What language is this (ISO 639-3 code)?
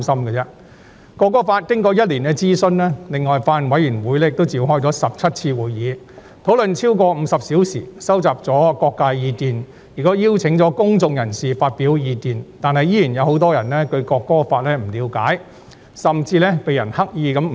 yue